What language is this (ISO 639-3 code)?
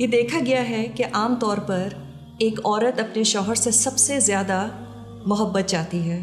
urd